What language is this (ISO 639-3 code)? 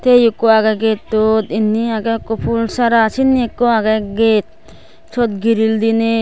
ccp